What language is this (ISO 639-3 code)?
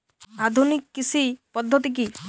ben